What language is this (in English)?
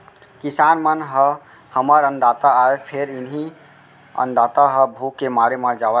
Chhattisgarhi